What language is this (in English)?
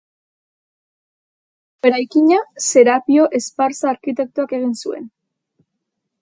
Basque